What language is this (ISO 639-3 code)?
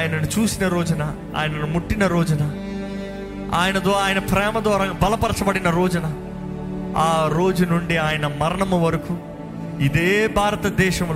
tel